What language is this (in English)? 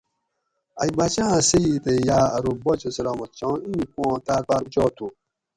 Gawri